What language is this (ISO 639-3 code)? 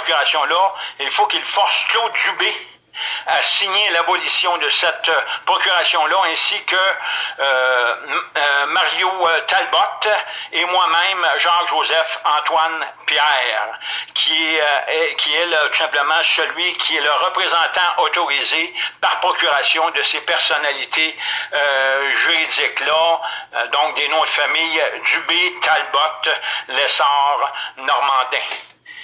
fra